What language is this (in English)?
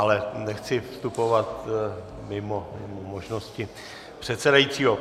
Czech